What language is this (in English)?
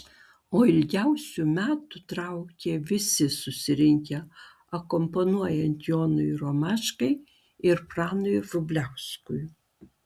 Lithuanian